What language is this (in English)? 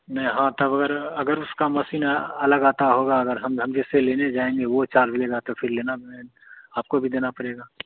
Hindi